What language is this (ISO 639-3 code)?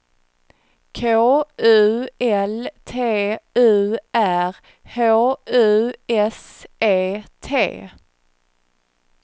swe